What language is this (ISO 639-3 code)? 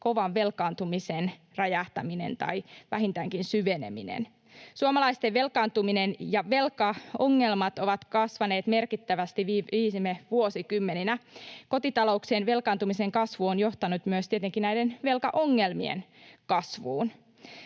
fin